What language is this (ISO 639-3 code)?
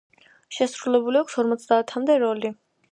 kat